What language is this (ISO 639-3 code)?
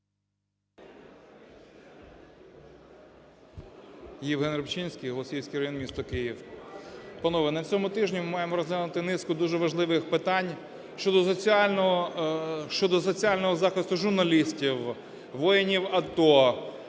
ukr